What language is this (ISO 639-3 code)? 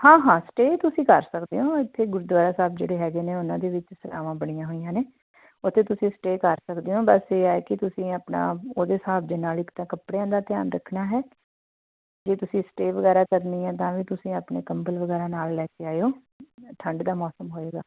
pan